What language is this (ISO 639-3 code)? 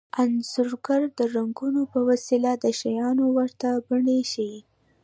pus